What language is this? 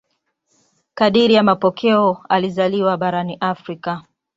Swahili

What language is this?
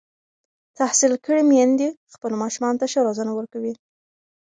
Pashto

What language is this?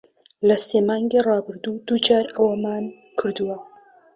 Central Kurdish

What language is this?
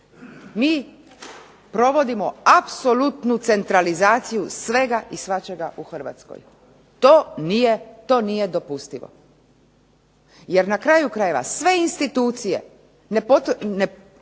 Croatian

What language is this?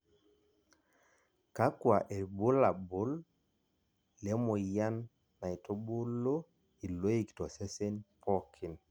Masai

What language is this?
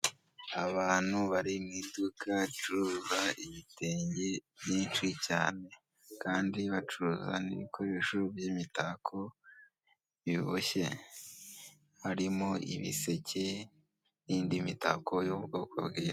Kinyarwanda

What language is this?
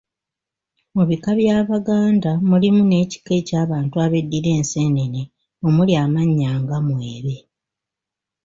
Ganda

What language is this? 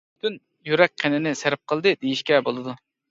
Uyghur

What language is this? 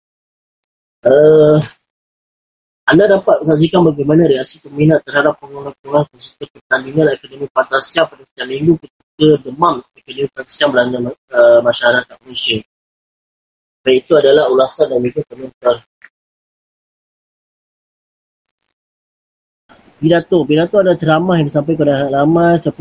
Malay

